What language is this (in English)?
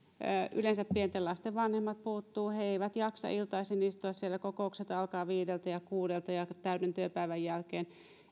Finnish